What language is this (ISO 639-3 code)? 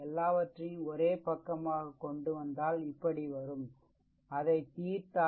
tam